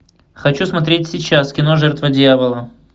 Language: Russian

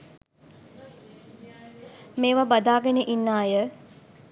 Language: Sinhala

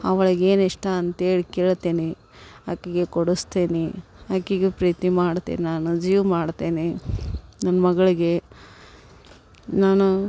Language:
Kannada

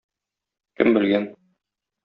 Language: Tatar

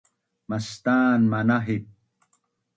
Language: Bunun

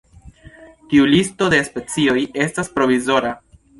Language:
Esperanto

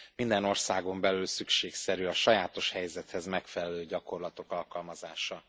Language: Hungarian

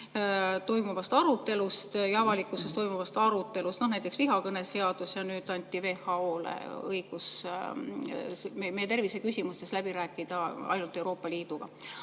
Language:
Estonian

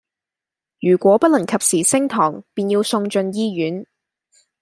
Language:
Cantonese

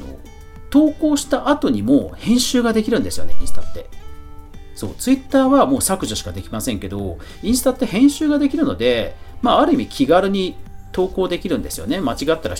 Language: Japanese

